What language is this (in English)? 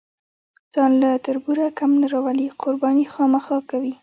Pashto